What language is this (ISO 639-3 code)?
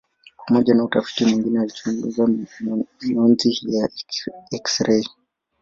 swa